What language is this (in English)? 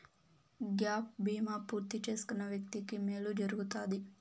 Telugu